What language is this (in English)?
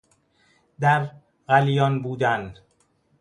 Persian